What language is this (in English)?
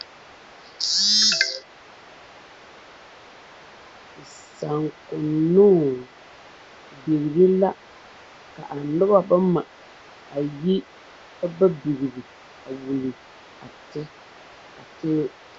Southern Dagaare